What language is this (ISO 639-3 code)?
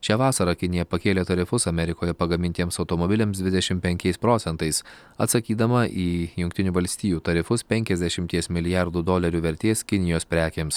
lit